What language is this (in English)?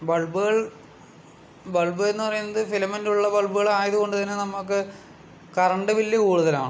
Malayalam